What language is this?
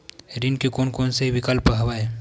Chhattisgarhi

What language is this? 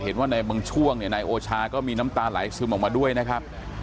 Thai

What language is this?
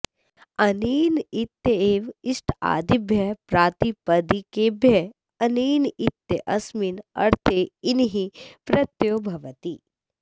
Sanskrit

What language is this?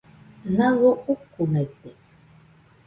Nüpode Huitoto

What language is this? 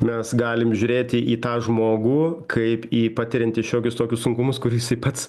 Lithuanian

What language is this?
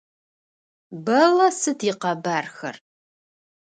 Adyghe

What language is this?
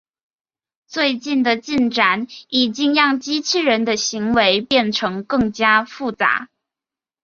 Chinese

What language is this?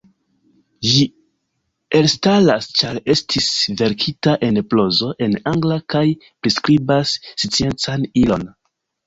Esperanto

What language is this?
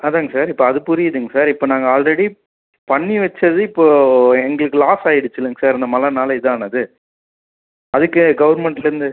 Tamil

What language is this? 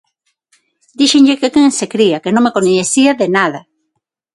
Galician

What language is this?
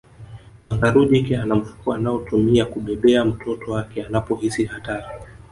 Swahili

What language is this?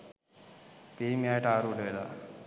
Sinhala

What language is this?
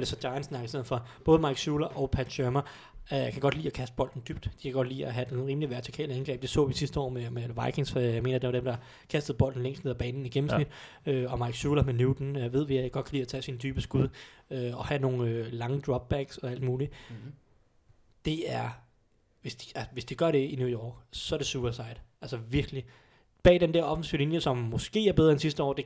Danish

